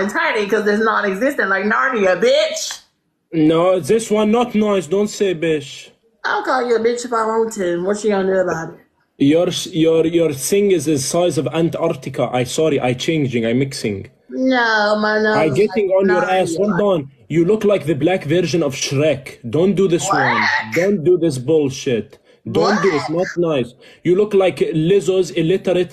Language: English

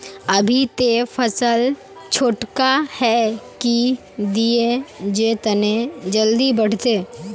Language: Magahi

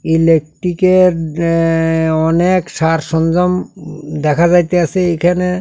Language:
Bangla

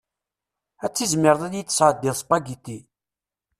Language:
Kabyle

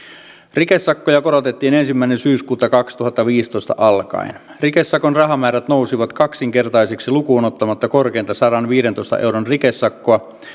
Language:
Finnish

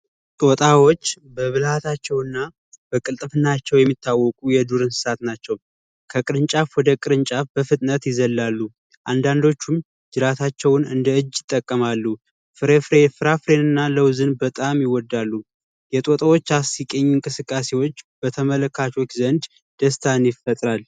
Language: Amharic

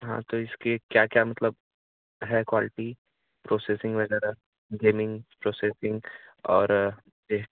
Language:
Hindi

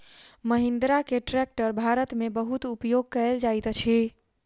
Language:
Maithili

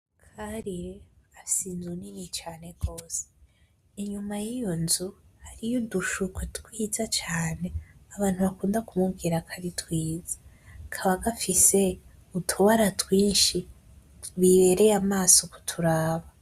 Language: Rundi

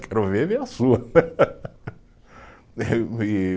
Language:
Portuguese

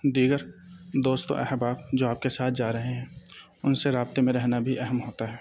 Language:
Urdu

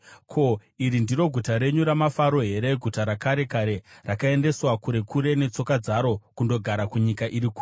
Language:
Shona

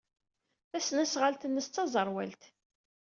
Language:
Kabyle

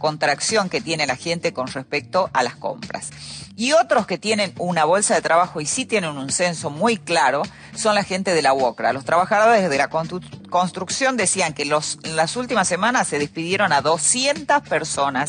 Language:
Spanish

